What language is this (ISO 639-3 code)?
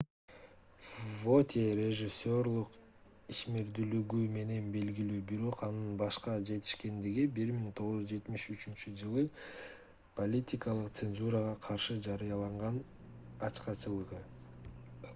kir